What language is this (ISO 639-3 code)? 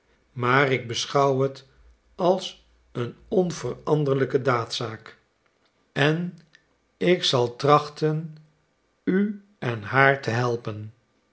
nld